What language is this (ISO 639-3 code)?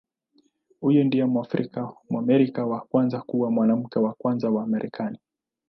swa